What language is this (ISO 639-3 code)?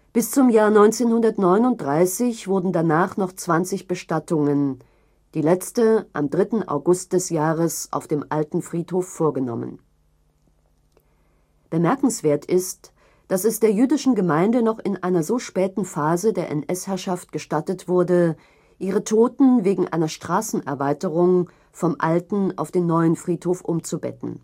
deu